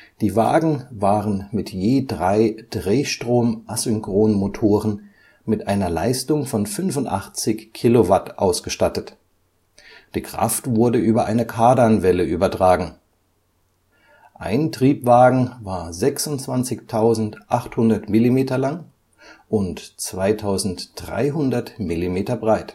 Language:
German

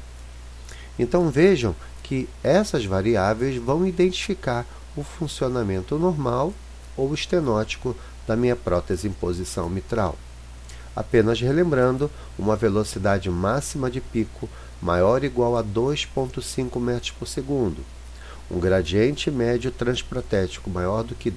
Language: Portuguese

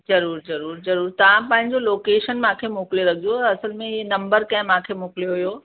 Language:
Sindhi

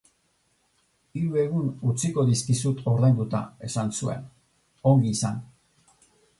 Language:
Basque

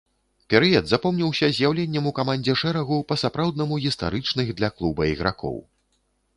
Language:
Belarusian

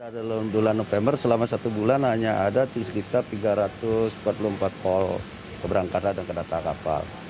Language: Indonesian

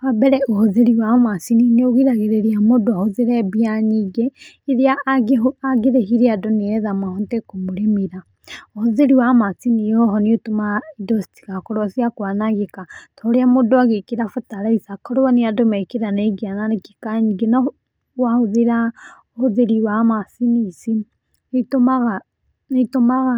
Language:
Kikuyu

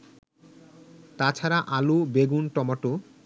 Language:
Bangla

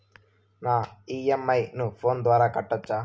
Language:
Telugu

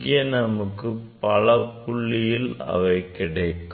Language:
Tamil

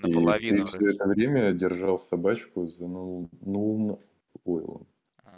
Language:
Russian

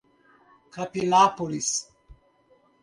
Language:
Portuguese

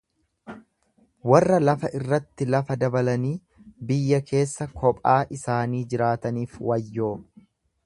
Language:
Oromo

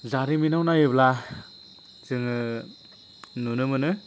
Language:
Bodo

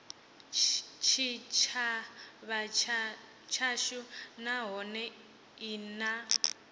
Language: Venda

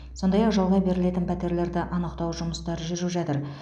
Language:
Kazakh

